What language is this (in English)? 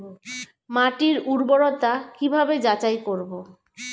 Bangla